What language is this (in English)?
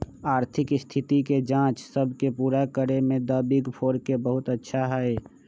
Magahi